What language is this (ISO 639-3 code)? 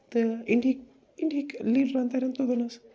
kas